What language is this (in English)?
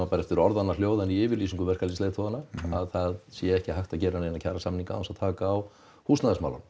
Icelandic